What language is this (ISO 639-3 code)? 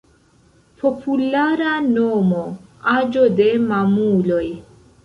epo